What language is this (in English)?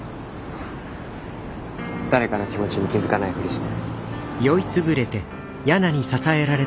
Japanese